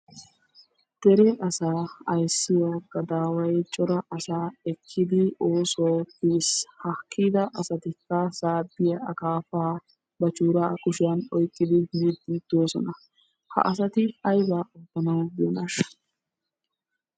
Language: Wolaytta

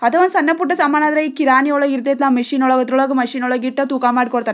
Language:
Kannada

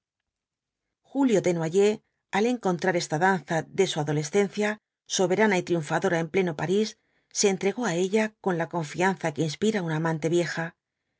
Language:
Spanish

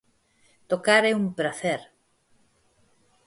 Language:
Galician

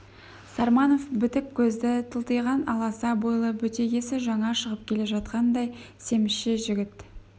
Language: Kazakh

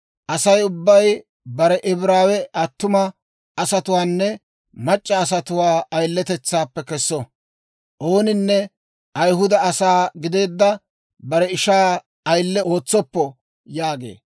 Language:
Dawro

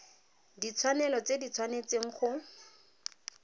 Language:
Tswana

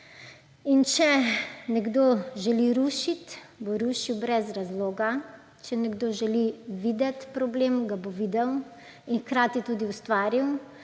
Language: Slovenian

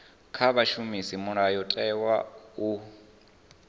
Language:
Venda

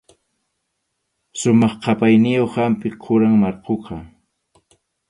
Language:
Arequipa-La Unión Quechua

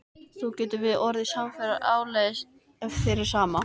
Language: Icelandic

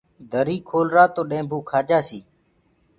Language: Gurgula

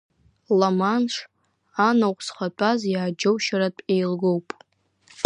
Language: Abkhazian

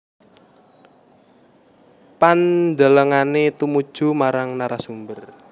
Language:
Javanese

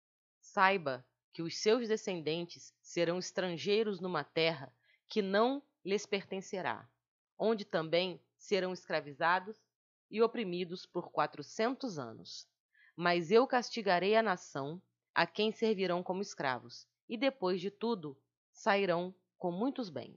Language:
Portuguese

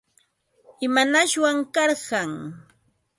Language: Ambo-Pasco Quechua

